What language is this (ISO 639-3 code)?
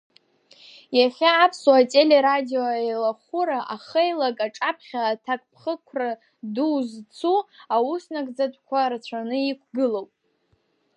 abk